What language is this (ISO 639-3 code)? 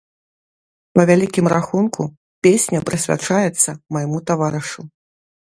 bel